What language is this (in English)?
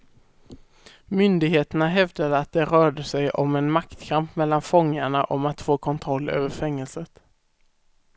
Swedish